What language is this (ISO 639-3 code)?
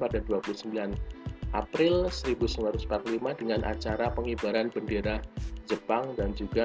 ind